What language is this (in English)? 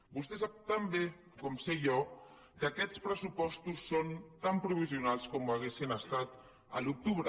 Catalan